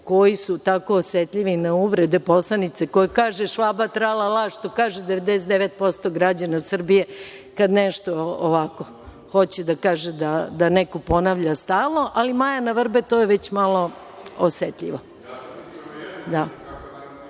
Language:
Serbian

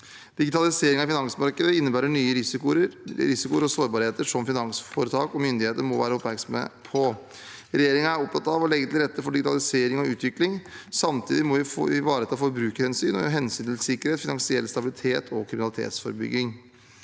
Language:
Norwegian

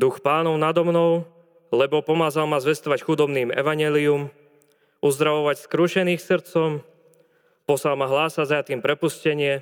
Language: Slovak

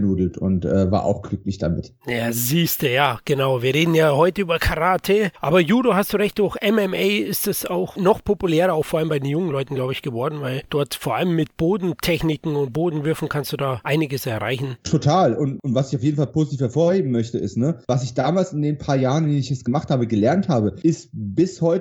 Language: German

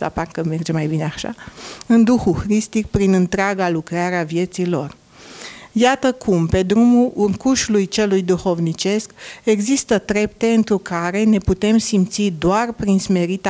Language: Romanian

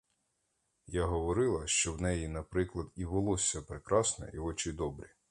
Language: Ukrainian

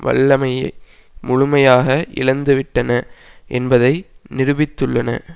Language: Tamil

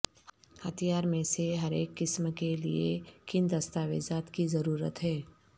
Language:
Urdu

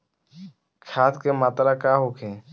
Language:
Bhojpuri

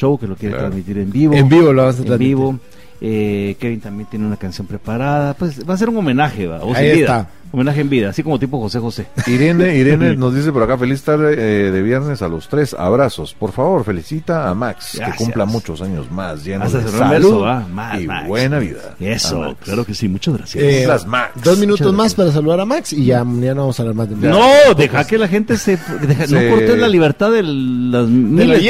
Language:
Spanish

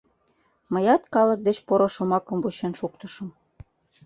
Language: Mari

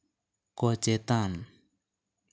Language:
Santali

